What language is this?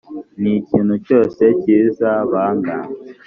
Kinyarwanda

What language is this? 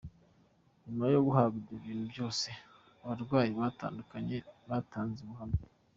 Kinyarwanda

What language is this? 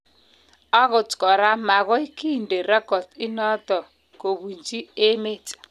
Kalenjin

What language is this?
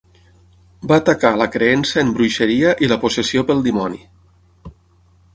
Catalan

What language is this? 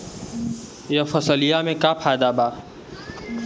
Bhojpuri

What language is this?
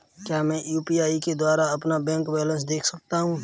Hindi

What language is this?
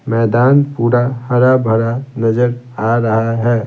Hindi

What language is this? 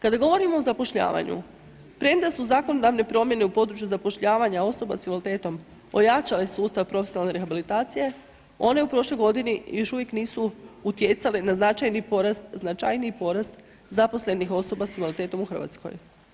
Croatian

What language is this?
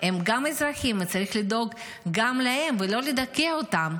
Hebrew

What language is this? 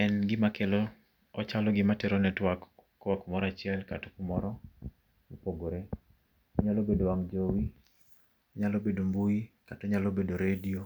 Luo (Kenya and Tanzania)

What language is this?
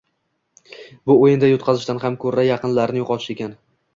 Uzbek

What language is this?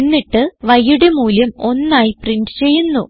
Malayalam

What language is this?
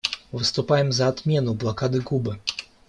Russian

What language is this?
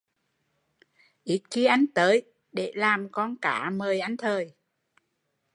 Vietnamese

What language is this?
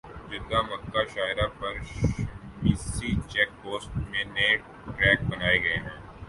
Urdu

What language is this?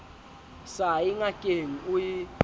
Southern Sotho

